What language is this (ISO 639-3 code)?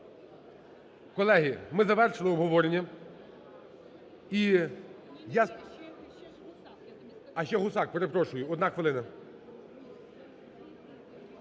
ukr